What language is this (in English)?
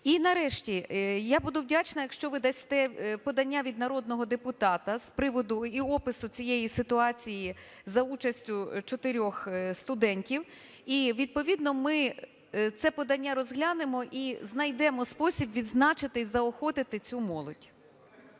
Ukrainian